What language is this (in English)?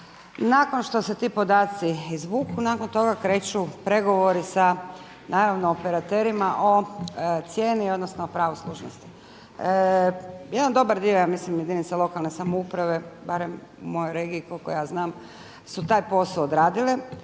Croatian